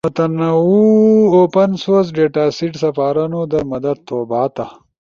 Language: Ushojo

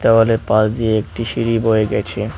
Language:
Bangla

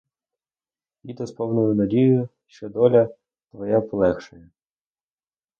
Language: Ukrainian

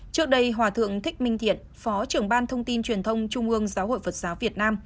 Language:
Vietnamese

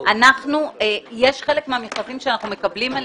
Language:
Hebrew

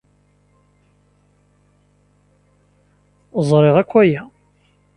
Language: Kabyle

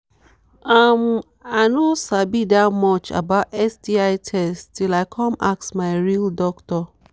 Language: Nigerian Pidgin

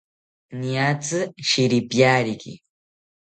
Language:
South Ucayali Ashéninka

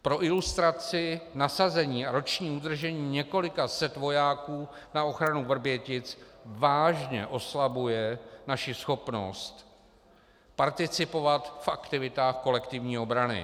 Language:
Czech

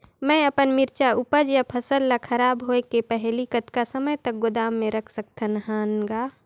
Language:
Chhattisgarhi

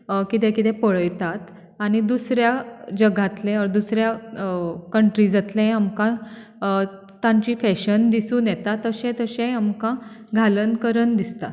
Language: Konkani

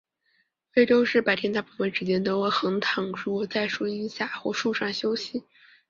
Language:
Chinese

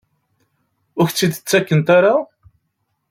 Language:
Kabyle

